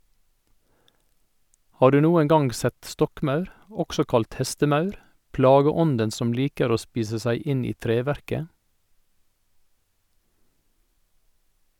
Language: Norwegian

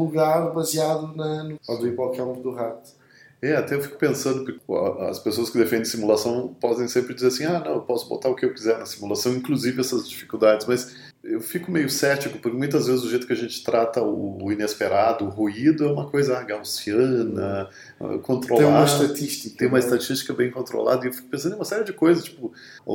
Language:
Portuguese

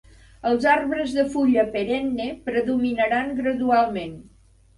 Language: Catalan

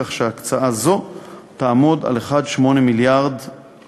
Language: Hebrew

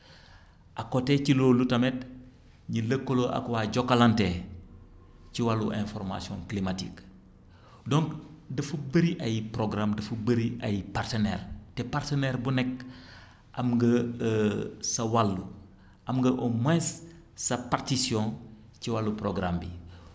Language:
Wolof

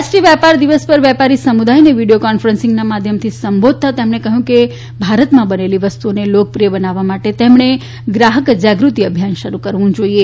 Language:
Gujarati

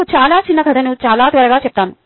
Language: Telugu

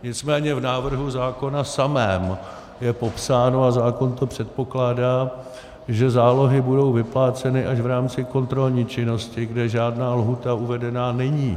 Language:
Czech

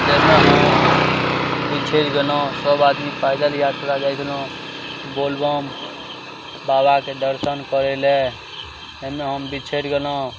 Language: Maithili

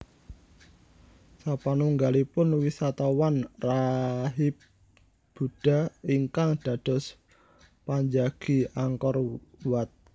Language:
Javanese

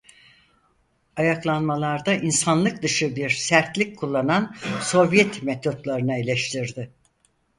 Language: Turkish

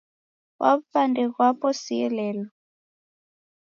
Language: Taita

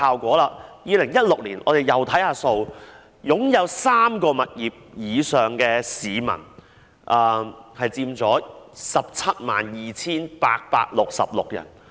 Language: Cantonese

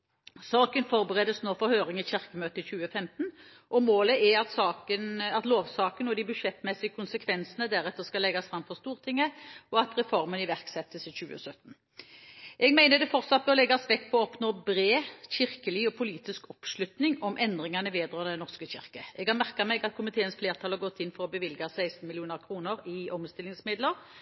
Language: Norwegian Bokmål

